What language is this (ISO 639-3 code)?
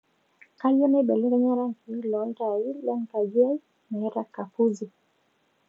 mas